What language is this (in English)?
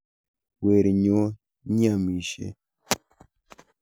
Kalenjin